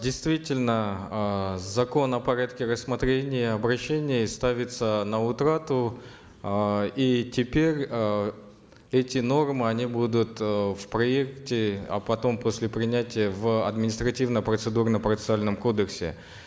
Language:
Kazakh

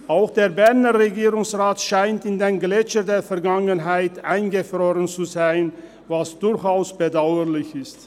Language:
Swiss German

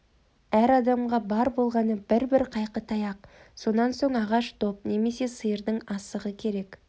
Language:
Kazakh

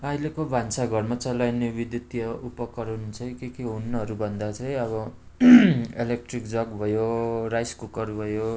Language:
Nepali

